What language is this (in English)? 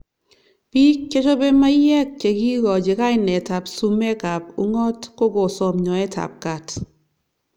Kalenjin